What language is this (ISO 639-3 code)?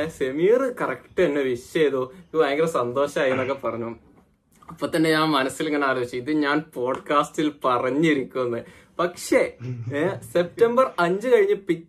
mal